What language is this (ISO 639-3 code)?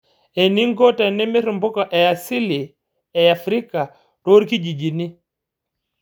mas